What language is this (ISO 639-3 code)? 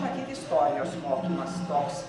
lit